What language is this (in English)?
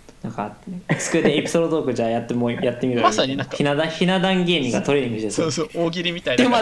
Japanese